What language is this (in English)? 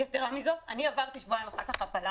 Hebrew